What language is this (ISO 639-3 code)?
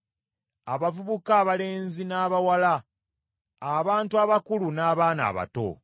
lug